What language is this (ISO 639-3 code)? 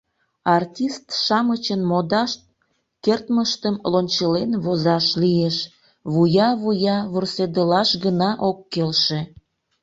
chm